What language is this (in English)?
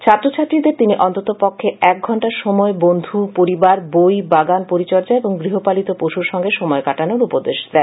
Bangla